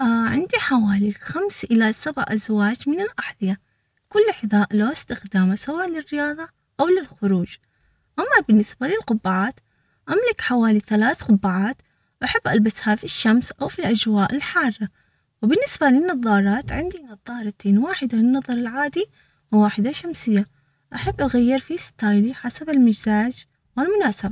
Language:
Omani Arabic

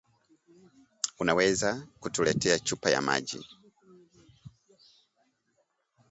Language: Swahili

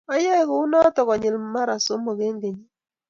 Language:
Kalenjin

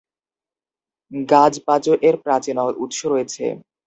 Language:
Bangla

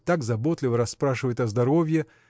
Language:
Russian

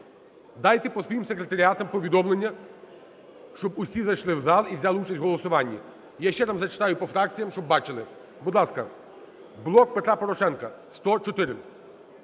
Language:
Ukrainian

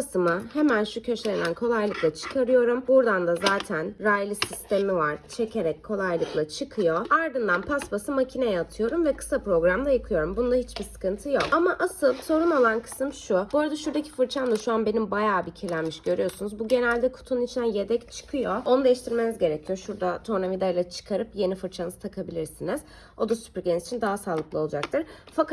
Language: Turkish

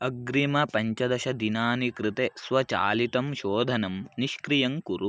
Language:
Sanskrit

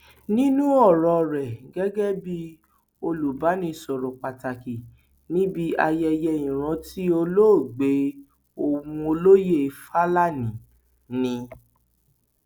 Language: Yoruba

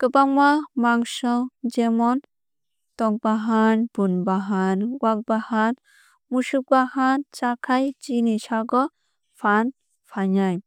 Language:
Kok Borok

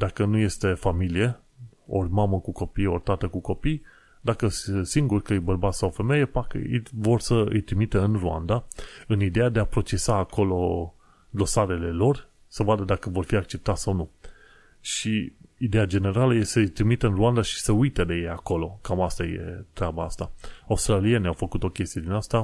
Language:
Romanian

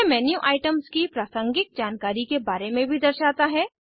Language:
Hindi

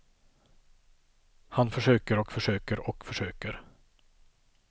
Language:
Swedish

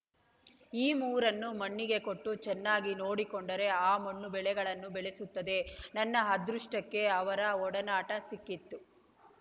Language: Kannada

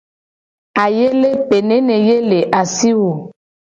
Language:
Gen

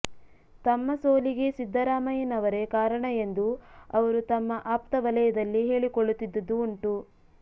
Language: Kannada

